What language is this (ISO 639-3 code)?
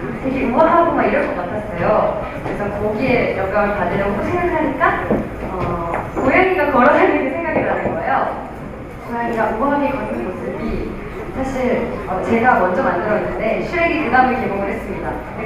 kor